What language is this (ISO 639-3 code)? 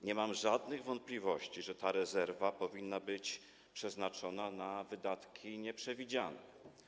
pol